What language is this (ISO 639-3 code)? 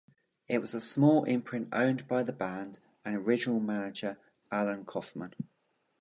eng